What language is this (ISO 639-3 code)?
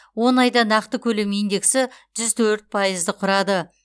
kaz